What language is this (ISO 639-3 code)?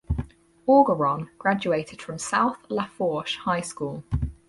eng